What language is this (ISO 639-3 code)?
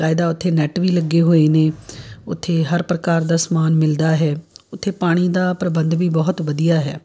pan